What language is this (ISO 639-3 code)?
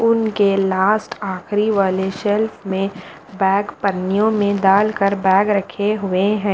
hin